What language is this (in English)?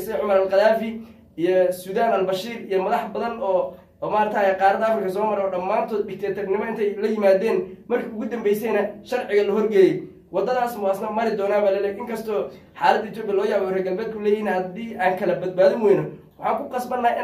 Arabic